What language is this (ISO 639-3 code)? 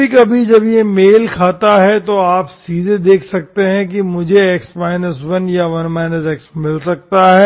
hin